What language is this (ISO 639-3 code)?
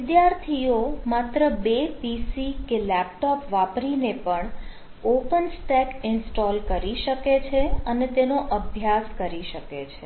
guj